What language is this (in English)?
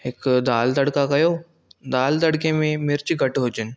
Sindhi